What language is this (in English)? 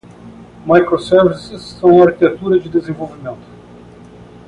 Portuguese